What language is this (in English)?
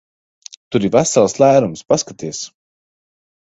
Latvian